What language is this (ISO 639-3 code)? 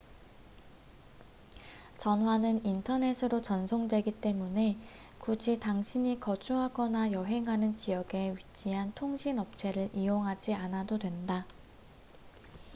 kor